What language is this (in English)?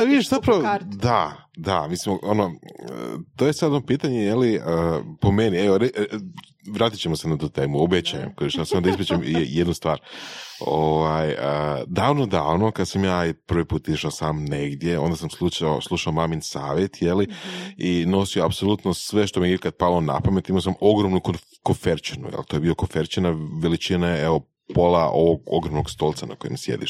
Croatian